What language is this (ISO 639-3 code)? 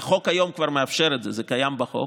heb